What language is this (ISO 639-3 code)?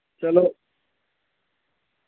doi